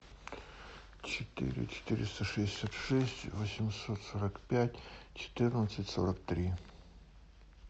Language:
Russian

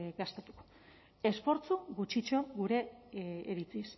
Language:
Basque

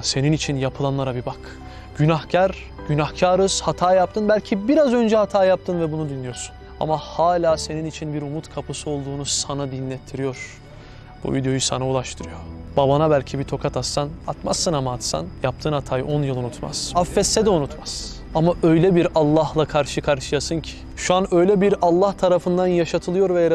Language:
Turkish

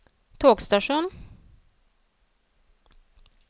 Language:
Norwegian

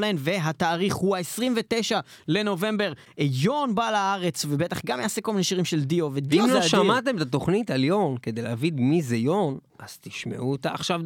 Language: Hebrew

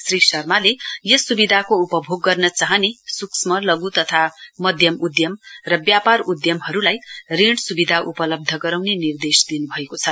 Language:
Nepali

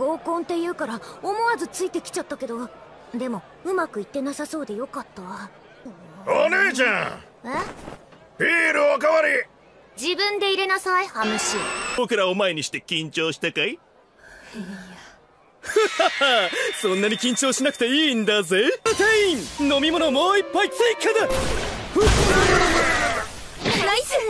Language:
Japanese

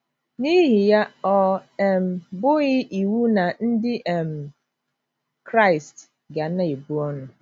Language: Igbo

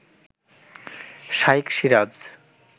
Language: Bangla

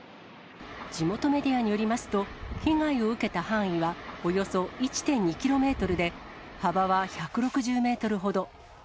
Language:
Japanese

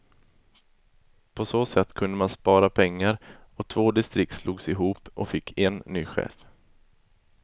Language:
Swedish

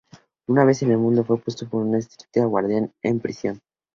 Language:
Spanish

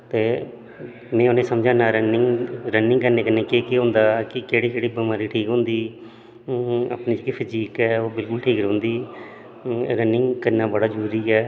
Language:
Dogri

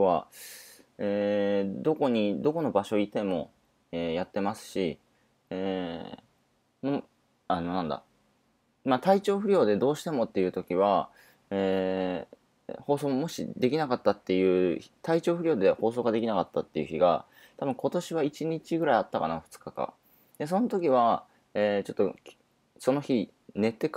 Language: Japanese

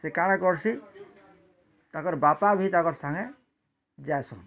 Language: Odia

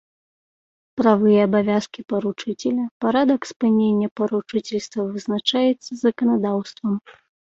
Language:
Belarusian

